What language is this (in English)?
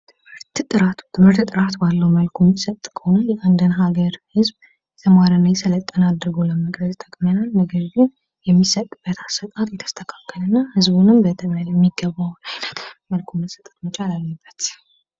Amharic